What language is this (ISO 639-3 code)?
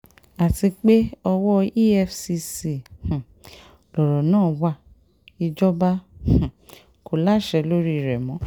yor